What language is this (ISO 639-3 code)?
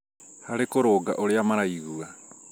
kik